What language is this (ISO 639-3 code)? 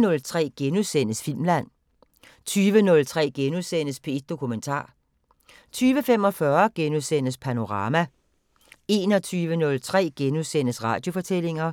dan